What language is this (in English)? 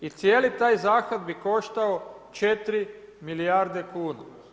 Croatian